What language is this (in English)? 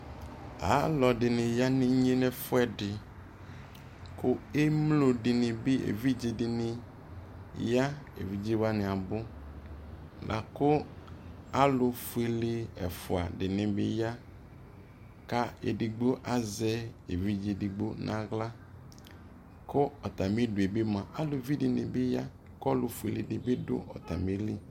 Ikposo